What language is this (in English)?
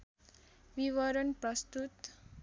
Nepali